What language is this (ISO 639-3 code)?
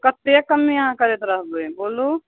mai